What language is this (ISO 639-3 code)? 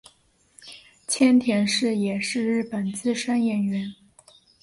zho